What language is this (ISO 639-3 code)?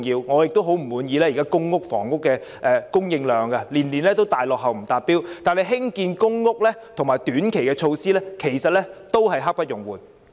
yue